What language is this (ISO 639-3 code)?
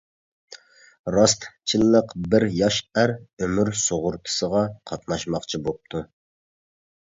uig